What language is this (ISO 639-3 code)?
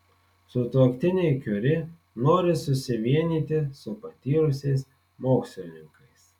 lit